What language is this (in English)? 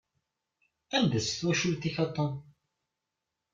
Kabyle